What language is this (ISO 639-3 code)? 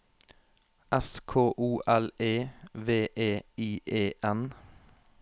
nor